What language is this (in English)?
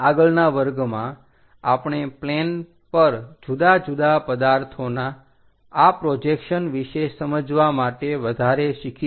Gujarati